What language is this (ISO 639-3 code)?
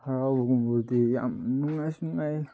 mni